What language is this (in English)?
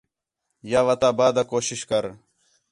Khetrani